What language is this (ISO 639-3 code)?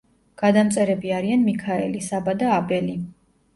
kat